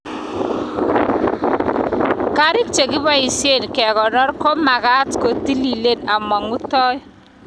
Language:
Kalenjin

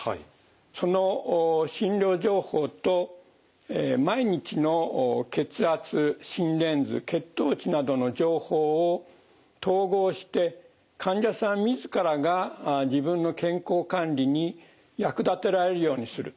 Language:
Japanese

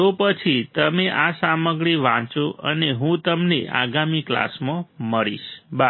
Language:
Gujarati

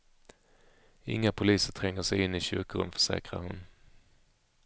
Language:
Swedish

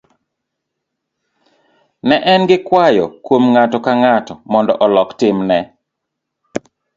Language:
Luo (Kenya and Tanzania)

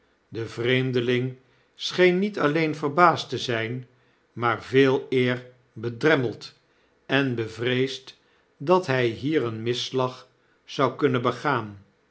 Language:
Dutch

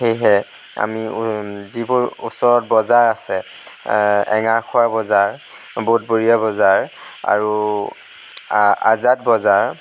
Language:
Assamese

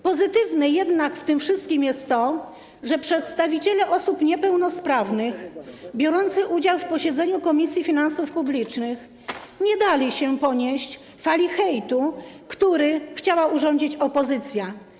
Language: Polish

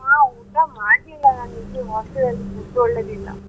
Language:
Kannada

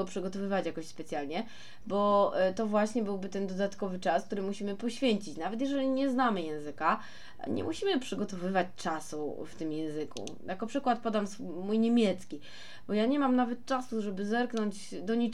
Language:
Polish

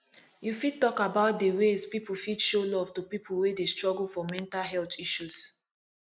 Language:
Nigerian Pidgin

